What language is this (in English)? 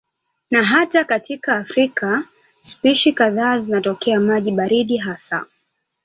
Swahili